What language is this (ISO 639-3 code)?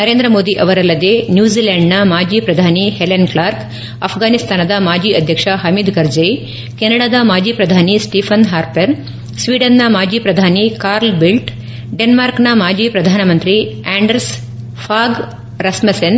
kan